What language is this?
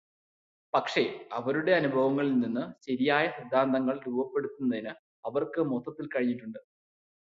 Malayalam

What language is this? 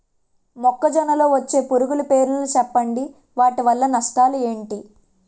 Telugu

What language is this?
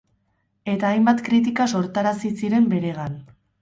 Basque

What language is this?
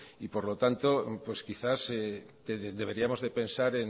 Spanish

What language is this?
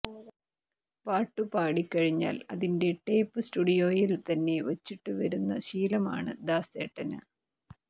Malayalam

